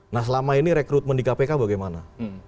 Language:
Indonesian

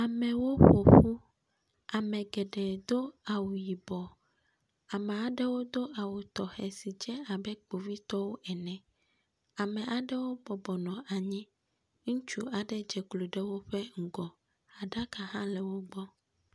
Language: Ewe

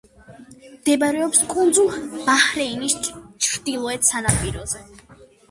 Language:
Georgian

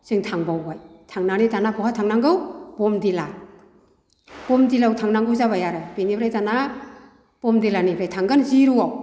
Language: Bodo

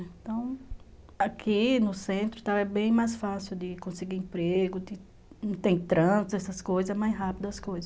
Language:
Portuguese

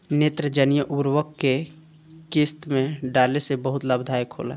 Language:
Bhojpuri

